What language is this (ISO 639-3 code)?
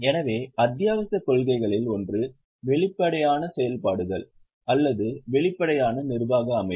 tam